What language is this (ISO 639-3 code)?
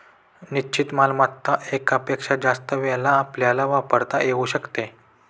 mar